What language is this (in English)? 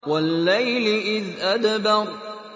Arabic